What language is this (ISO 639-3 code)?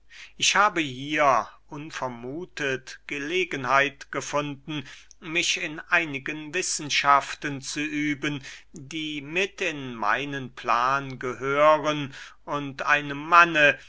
deu